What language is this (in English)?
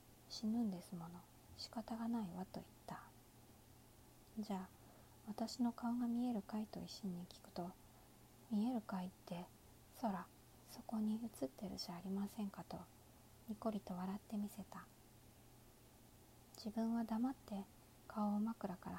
Japanese